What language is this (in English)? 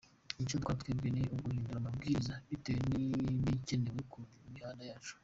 Kinyarwanda